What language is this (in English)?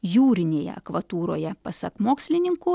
Lithuanian